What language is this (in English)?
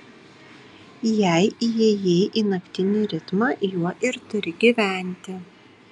Lithuanian